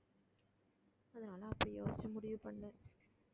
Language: Tamil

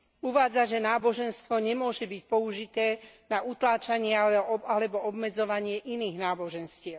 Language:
Slovak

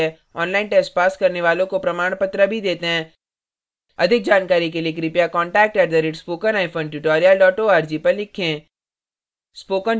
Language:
Hindi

